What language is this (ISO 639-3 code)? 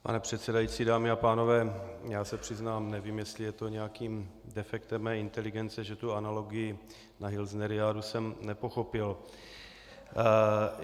ces